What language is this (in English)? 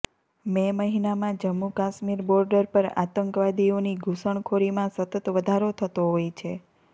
Gujarati